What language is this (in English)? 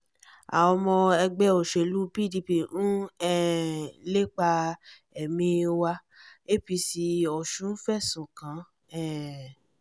Yoruba